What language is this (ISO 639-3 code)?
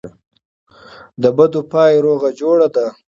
pus